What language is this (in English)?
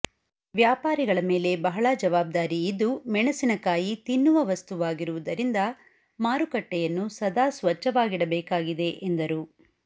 Kannada